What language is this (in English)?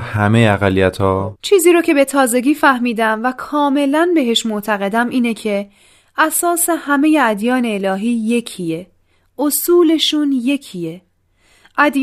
Persian